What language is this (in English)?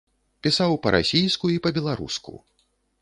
Belarusian